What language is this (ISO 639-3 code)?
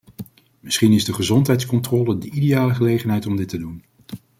nld